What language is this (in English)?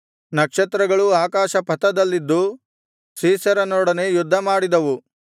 Kannada